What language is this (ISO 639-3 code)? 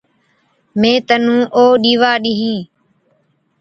odk